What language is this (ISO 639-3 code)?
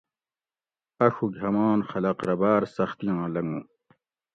gwc